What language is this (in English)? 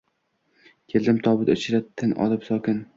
Uzbek